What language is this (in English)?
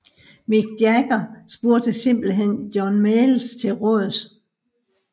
Danish